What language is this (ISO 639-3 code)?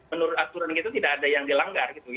ind